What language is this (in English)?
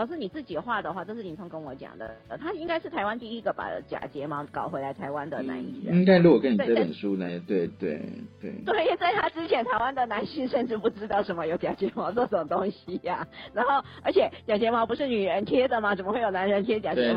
Chinese